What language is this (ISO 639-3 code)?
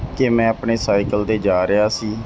pan